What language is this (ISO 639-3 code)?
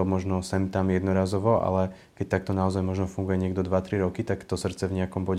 slk